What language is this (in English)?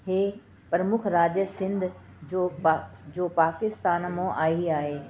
Sindhi